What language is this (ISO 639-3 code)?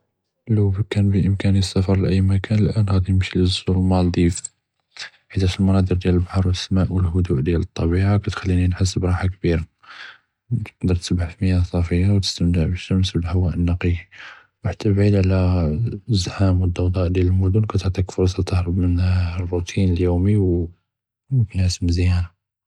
jrb